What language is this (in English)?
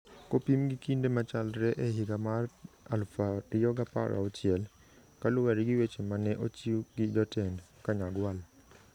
Luo (Kenya and Tanzania)